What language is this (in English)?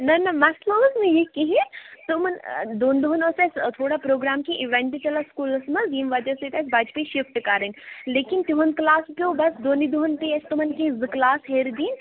Kashmiri